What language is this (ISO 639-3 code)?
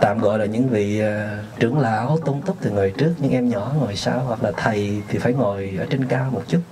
vie